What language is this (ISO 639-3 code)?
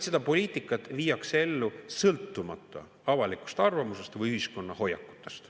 est